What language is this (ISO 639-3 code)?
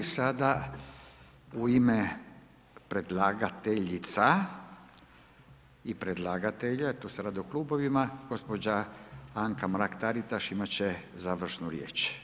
hrv